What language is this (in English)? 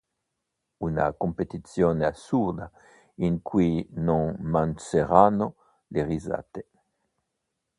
Italian